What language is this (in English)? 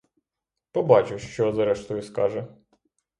Ukrainian